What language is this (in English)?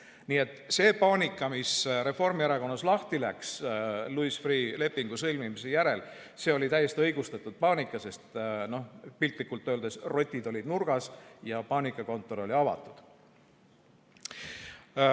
Estonian